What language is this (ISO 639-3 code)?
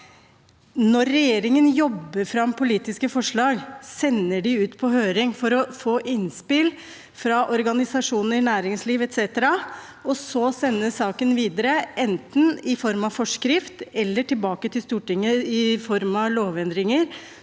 nor